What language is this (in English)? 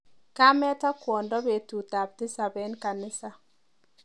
Kalenjin